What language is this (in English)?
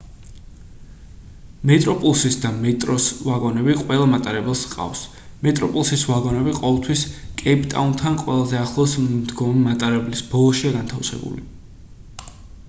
Georgian